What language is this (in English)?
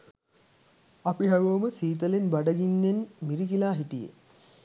Sinhala